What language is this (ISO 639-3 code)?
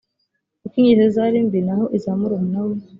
kin